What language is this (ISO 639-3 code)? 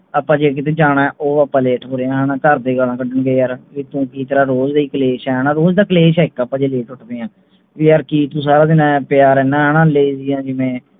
pan